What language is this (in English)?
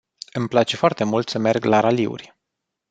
Romanian